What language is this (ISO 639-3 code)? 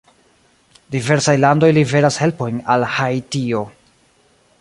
epo